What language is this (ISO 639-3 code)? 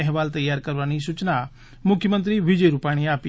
guj